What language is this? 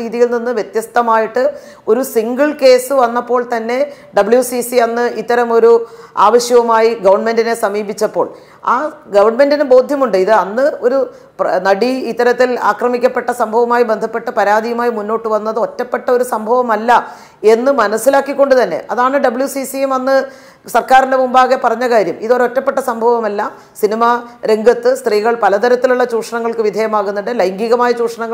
Malayalam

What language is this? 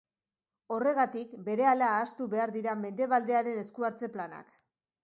Basque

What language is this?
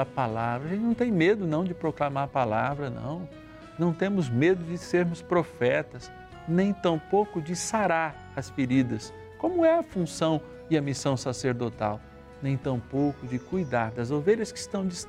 Portuguese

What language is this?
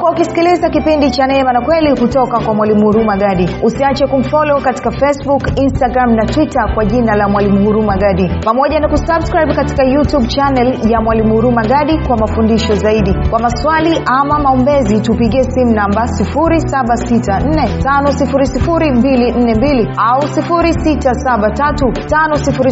Swahili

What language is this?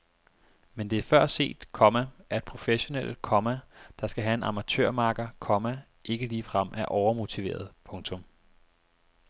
Danish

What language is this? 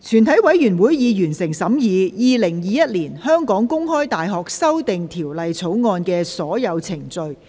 Cantonese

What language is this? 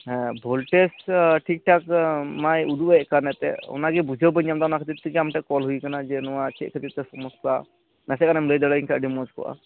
Santali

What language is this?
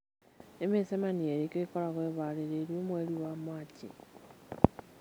Kikuyu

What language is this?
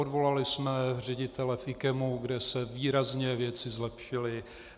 Czech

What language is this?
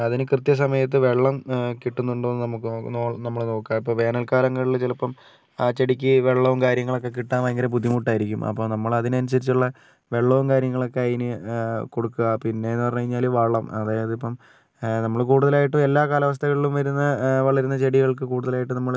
Malayalam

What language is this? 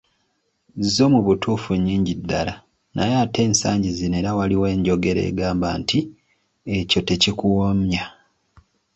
Ganda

